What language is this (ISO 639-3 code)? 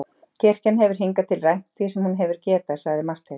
isl